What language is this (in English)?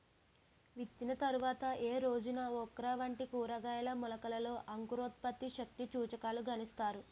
Telugu